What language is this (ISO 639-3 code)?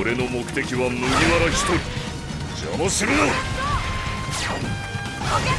jpn